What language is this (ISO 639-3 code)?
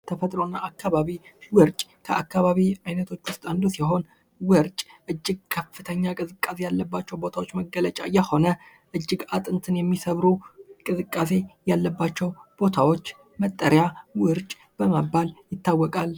amh